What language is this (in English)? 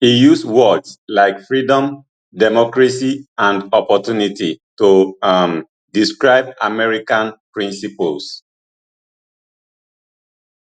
Nigerian Pidgin